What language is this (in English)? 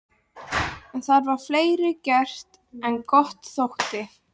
Icelandic